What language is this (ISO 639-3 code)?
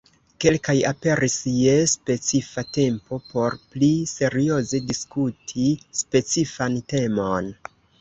epo